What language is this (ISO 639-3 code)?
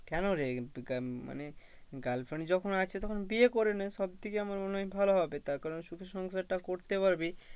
ben